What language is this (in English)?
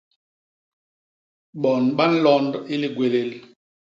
Basaa